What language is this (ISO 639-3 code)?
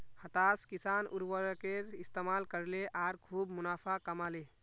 mag